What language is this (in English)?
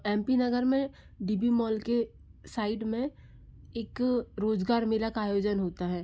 Hindi